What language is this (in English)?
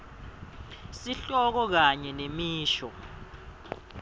Swati